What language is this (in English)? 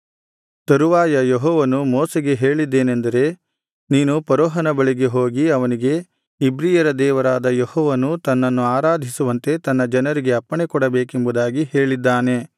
Kannada